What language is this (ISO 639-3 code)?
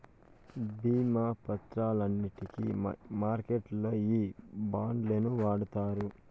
tel